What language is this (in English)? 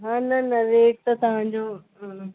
Sindhi